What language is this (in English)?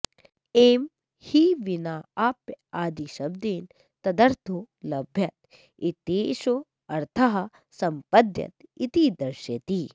Sanskrit